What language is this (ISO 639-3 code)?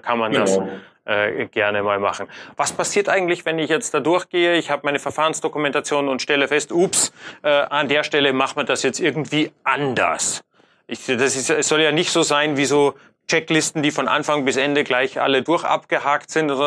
deu